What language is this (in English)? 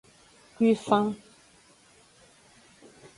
Aja (Benin)